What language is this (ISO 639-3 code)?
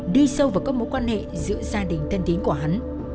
vie